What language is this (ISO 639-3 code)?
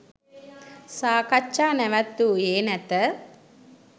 sin